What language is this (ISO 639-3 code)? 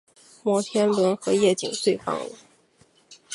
zho